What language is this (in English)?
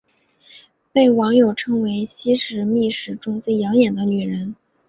Chinese